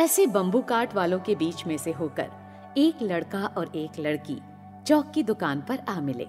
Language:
Hindi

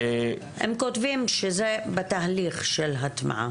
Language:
Hebrew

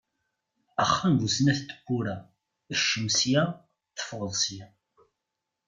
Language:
Kabyle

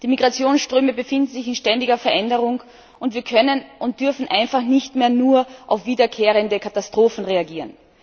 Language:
German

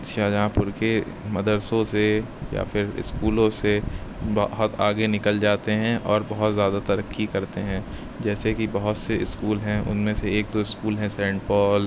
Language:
Urdu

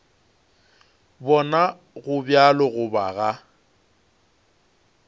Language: Northern Sotho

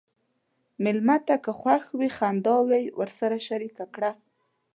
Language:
Pashto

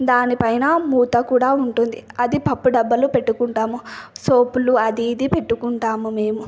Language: Telugu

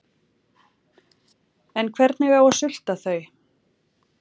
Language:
Icelandic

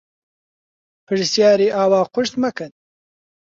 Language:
Central Kurdish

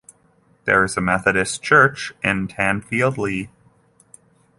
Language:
English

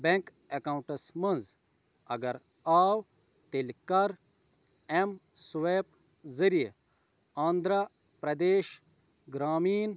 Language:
Kashmiri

